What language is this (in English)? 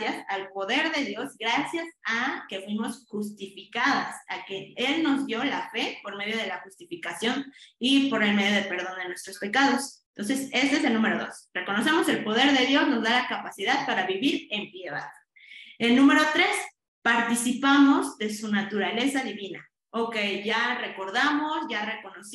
Spanish